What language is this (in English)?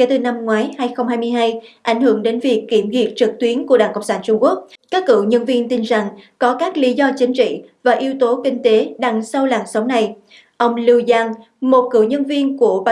Vietnamese